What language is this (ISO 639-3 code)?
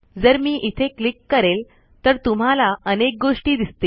mar